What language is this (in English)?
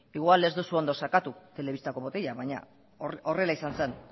Basque